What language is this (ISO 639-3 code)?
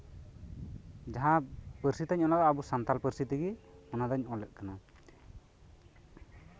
sat